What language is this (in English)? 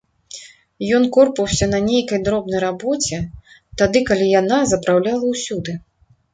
Belarusian